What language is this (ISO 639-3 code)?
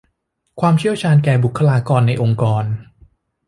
tha